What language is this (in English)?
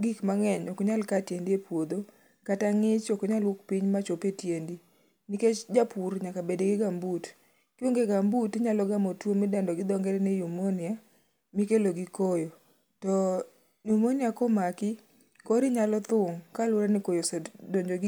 Luo (Kenya and Tanzania)